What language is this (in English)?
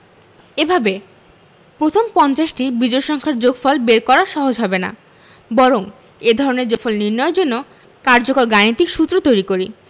Bangla